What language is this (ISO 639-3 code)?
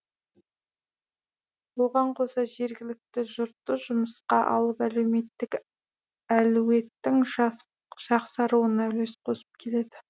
kaz